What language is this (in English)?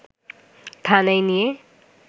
Bangla